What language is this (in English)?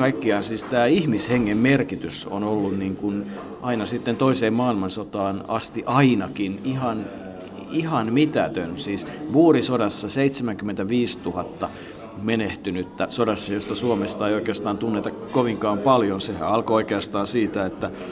Finnish